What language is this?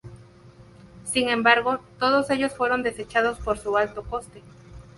Spanish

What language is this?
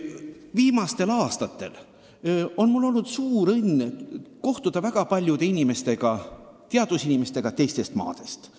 Estonian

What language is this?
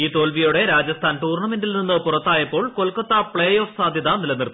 Malayalam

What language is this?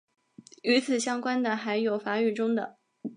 Chinese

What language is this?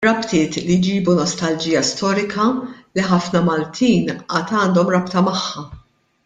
Maltese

